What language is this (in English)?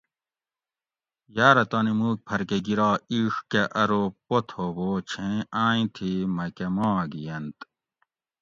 Gawri